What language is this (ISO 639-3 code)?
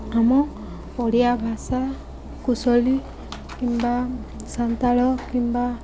ori